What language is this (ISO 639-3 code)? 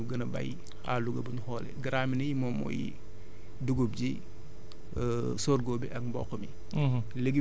wol